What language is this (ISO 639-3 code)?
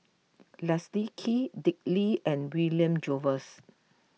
eng